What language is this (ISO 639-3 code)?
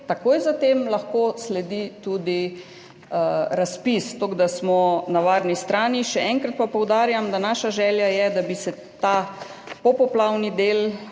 slv